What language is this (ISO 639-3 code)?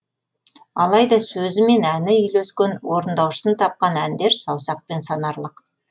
kaz